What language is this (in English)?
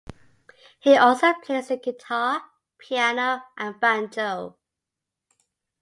English